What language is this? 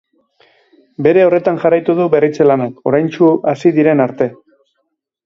Basque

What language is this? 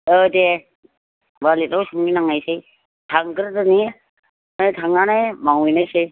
Bodo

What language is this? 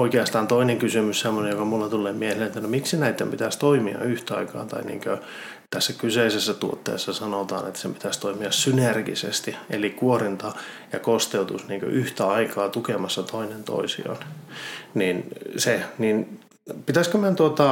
Finnish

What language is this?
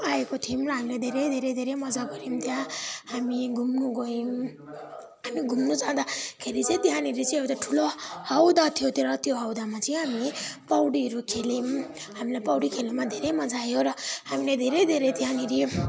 Nepali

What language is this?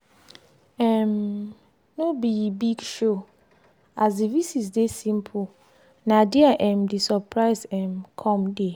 Nigerian Pidgin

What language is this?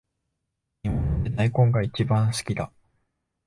Japanese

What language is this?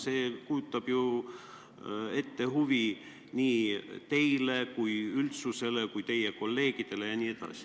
Estonian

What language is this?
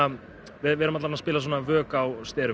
Icelandic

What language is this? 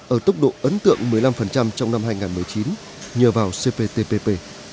Vietnamese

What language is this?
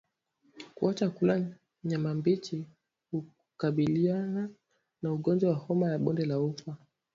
Swahili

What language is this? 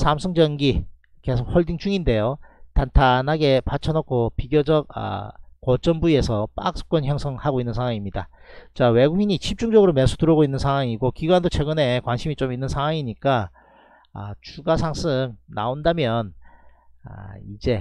Korean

